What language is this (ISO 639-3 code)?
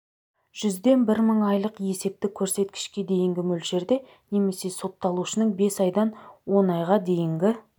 kaz